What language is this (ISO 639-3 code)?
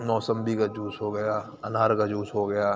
urd